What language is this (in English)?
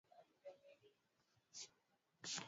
Swahili